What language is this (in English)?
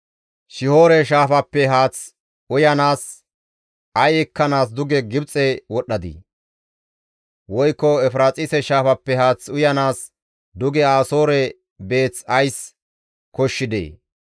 Gamo